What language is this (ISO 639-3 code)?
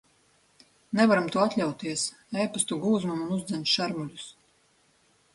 lav